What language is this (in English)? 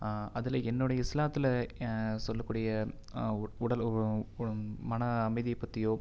Tamil